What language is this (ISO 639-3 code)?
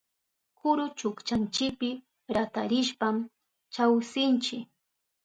qup